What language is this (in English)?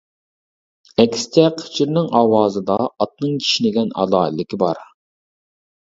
Uyghur